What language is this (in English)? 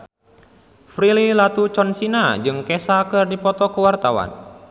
Sundanese